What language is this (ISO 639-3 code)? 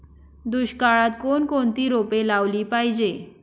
mar